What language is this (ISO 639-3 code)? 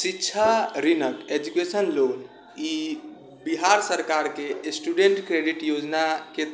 mai